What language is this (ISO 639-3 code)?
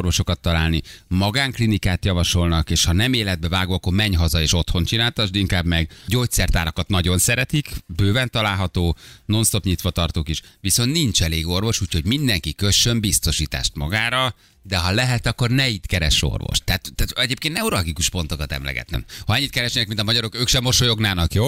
hun